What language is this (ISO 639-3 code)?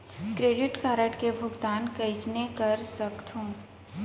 hne